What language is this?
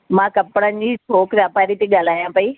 Sindhi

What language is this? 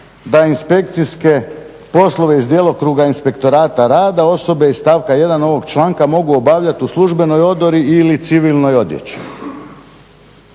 Croatian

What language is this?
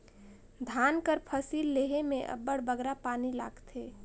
Chhattisgarhi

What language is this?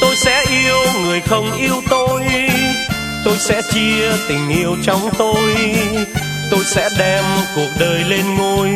Vietnamese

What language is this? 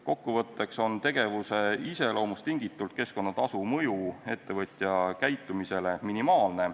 Estonian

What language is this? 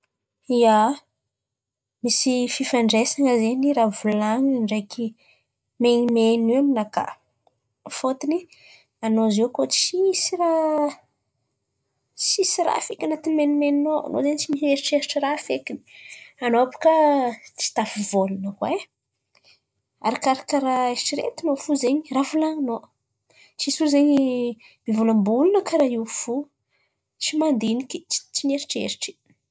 Antankarana Malagasy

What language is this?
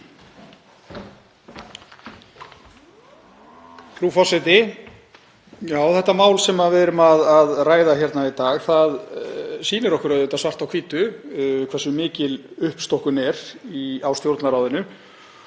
Icelandic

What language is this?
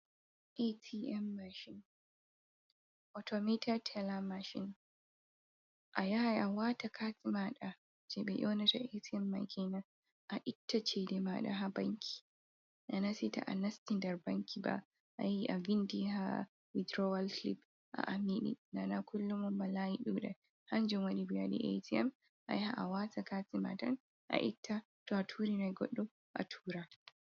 Fula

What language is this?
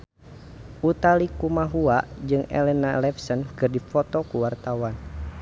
Sundanese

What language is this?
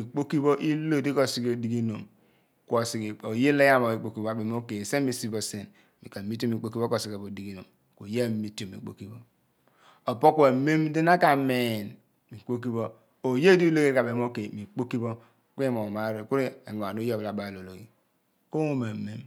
Abua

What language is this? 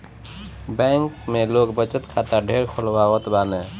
Bhojpuri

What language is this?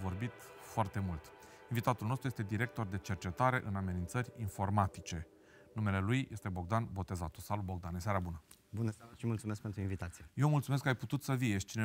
Romanian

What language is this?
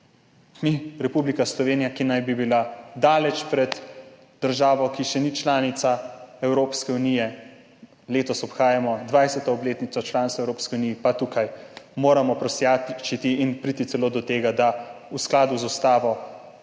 Slovenian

